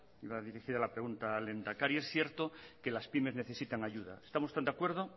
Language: Spanish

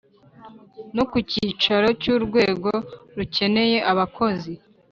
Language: Kinyarwanda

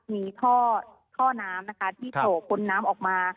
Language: Thai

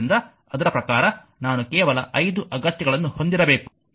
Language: Kannada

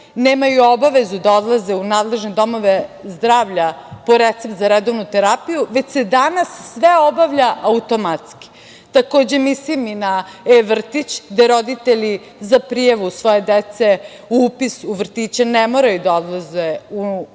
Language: Serbian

